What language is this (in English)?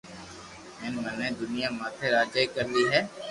Loarki